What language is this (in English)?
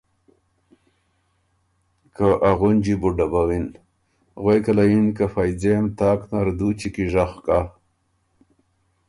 Ormuri